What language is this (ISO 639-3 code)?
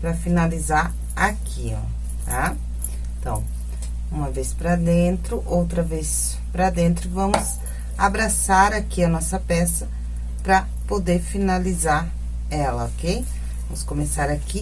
por